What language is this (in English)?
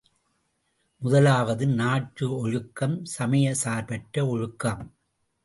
Tamil